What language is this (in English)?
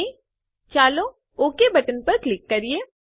Gujarati